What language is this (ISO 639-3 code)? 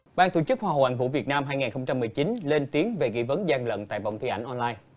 vie